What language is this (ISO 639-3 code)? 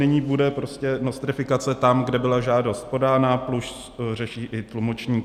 ces